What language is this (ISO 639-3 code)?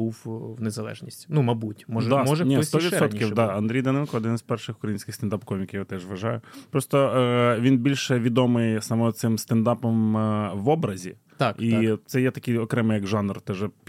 ukr